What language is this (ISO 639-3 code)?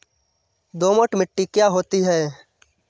hin